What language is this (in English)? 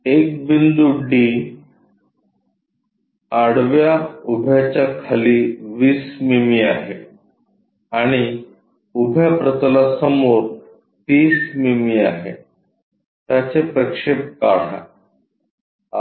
Marathi